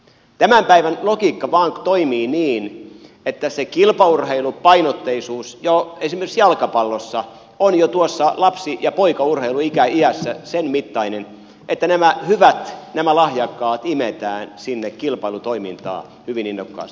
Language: Finnish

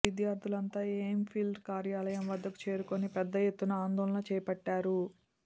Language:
Telugu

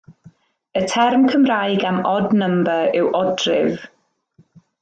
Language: Welsh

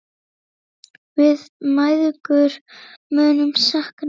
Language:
Icelandic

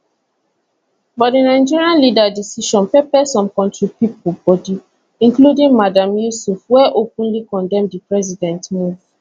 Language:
Nigerian Pidgin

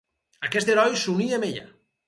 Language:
Catalan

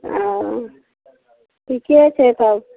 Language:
Maithili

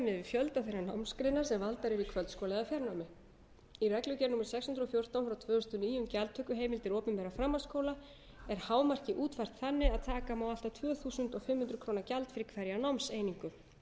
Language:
Icelandic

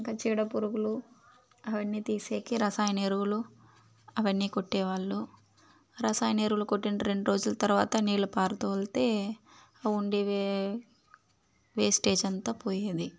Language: Telugu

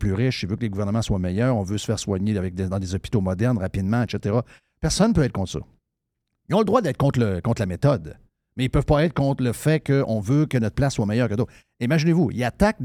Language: French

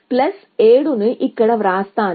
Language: Telugu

